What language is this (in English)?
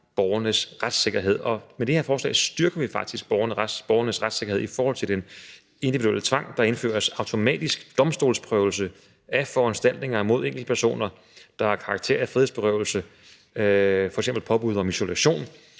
Danish